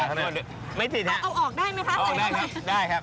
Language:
Thai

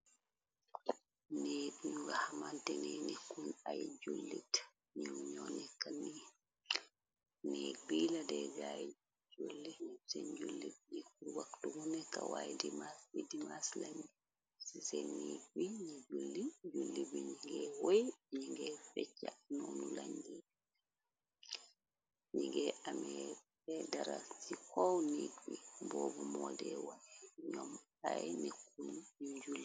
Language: Wolof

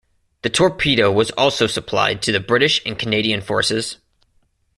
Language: English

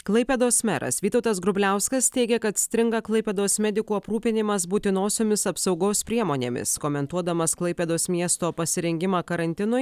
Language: Lithuanian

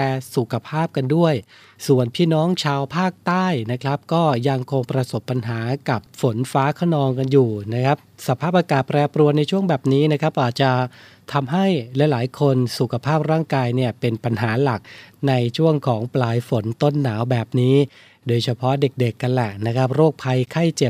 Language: Thai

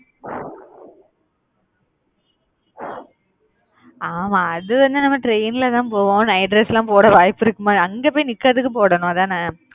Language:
Tamil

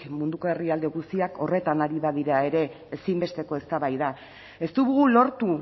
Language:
Basque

